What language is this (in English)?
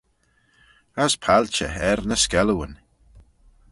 Manx